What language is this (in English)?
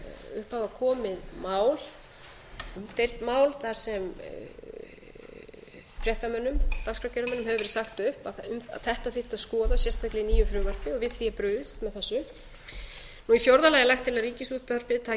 Icelandic